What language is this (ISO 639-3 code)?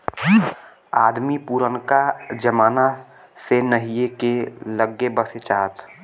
bho